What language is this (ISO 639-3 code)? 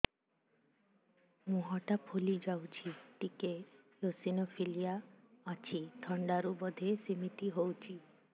ori